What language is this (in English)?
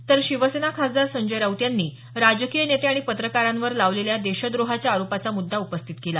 Marathi